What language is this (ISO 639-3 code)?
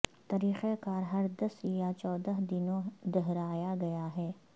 urd